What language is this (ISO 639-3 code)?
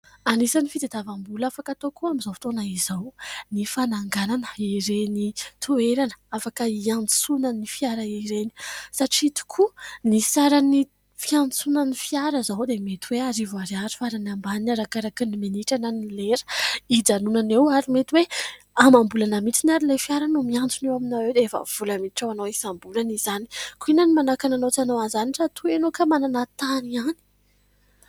mlg